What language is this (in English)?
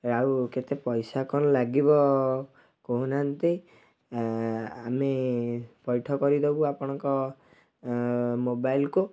Odia